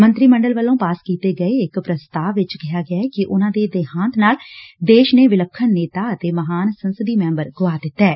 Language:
Punjabi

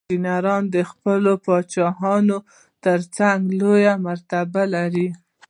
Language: Pashto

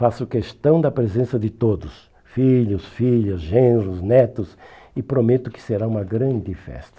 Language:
Portuguese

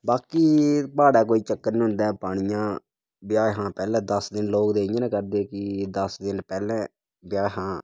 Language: Dogri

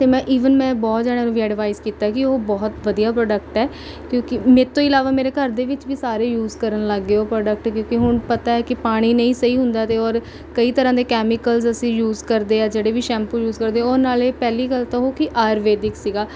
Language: Punjabi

